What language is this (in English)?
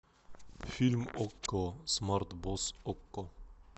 Russian